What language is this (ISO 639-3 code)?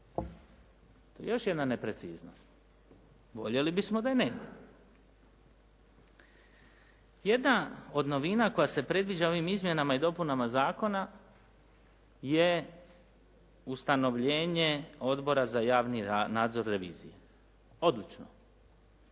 hrv